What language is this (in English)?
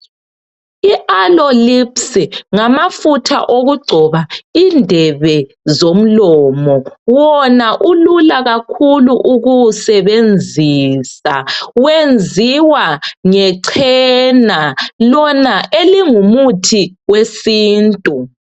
North Ndebele